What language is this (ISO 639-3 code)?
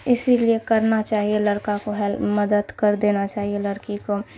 urd